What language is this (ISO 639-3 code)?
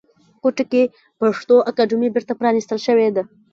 pus